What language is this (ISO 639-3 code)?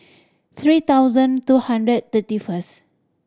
eng